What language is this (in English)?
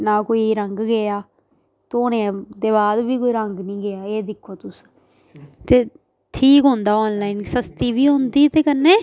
Dogri